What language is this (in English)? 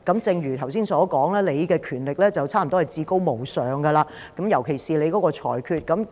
Cantonese